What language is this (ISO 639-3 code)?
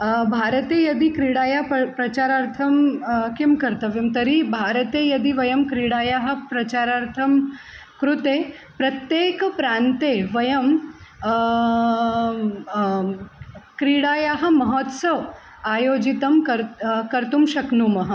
san